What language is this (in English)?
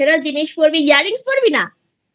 Bangla